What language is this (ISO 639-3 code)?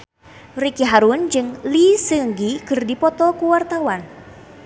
sun